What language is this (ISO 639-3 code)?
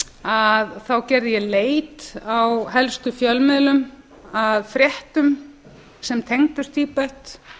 isl